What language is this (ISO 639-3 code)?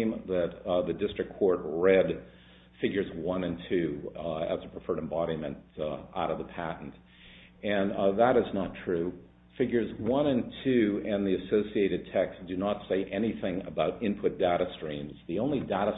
eng